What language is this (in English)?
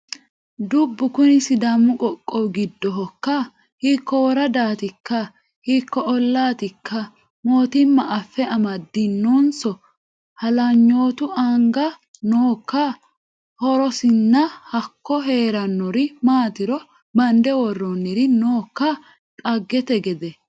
Sidamo